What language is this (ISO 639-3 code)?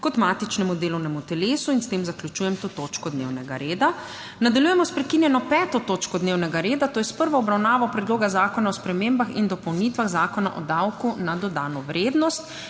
slv